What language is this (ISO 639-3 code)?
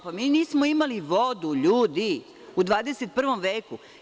srp